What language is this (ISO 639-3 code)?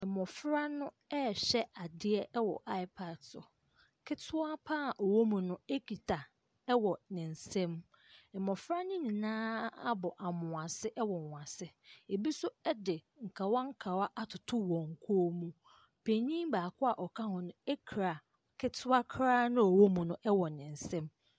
aka